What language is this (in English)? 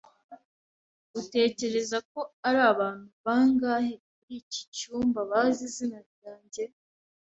Kinyarwanda